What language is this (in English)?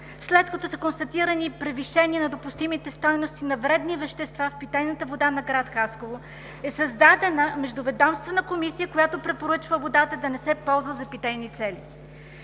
Bulgarian